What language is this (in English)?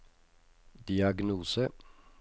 Norwegian